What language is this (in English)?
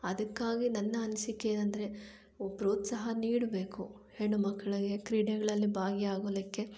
Kannada